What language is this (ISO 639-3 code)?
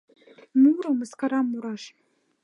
chm